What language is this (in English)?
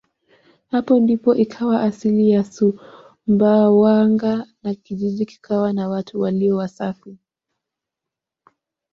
Swahili